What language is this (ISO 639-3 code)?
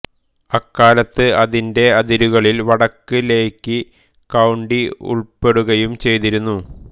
mal